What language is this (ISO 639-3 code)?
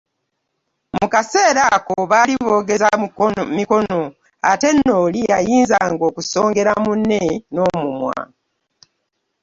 lug